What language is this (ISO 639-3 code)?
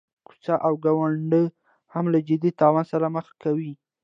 pus